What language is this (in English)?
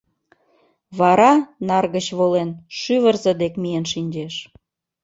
Mari